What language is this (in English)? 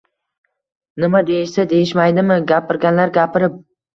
Uzbek